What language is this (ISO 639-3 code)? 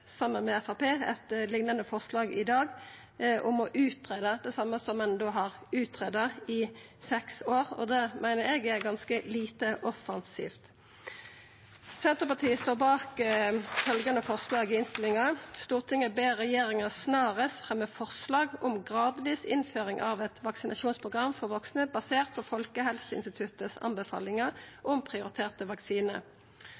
nno